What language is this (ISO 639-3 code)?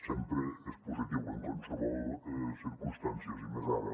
cat